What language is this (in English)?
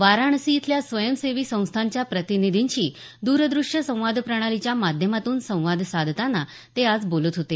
Marathi